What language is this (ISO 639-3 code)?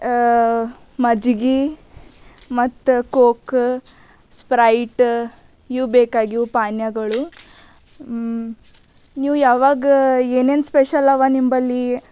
kan